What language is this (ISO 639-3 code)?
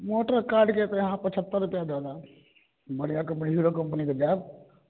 mai